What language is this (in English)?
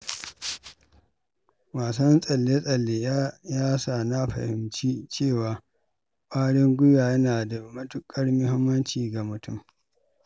Hausa